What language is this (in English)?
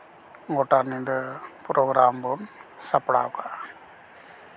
Santali